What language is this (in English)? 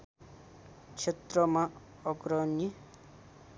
Nepali